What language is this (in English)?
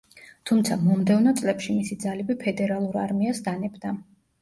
Georgian